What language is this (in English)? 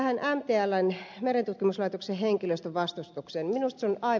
Finnish